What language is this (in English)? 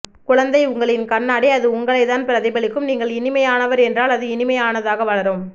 Tamil